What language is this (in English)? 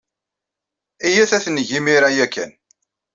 Kabyle